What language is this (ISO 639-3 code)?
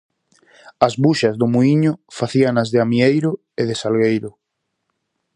glg